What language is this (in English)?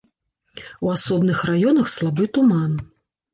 Belarusian